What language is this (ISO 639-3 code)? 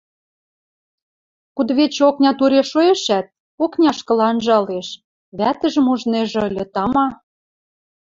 mrj